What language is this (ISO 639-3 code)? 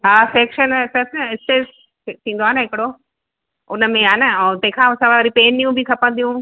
snd